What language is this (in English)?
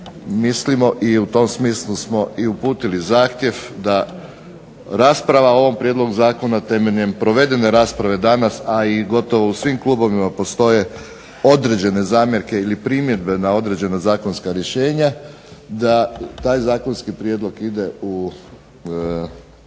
Croatian